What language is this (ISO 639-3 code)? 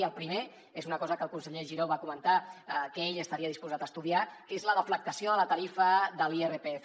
cat